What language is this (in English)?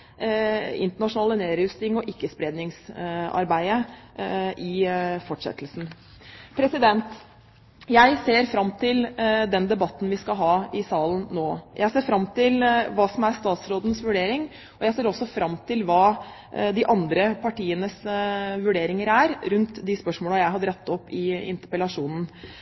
Norwegian Bokmål